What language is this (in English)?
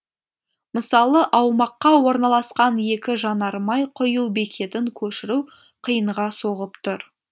Kazakh